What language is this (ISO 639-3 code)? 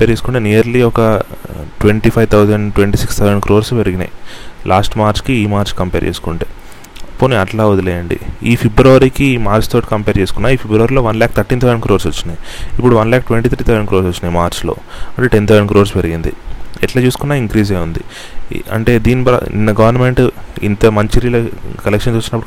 tel